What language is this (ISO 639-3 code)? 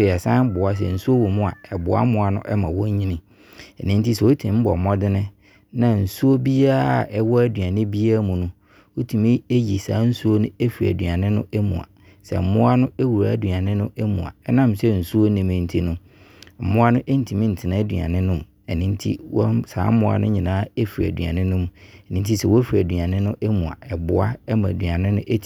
abr